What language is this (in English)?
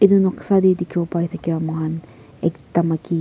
Naga Pidgin